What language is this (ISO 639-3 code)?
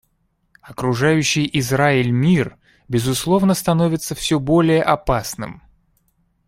rus